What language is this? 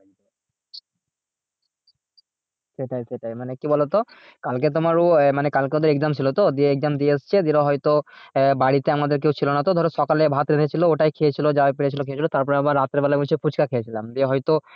Bangla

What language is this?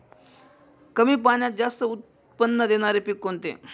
Marathi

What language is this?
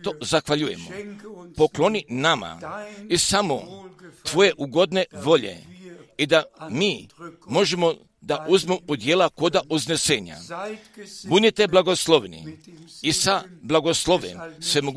Croatian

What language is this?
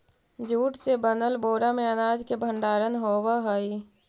Magahi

